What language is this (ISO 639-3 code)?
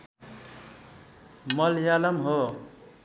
nep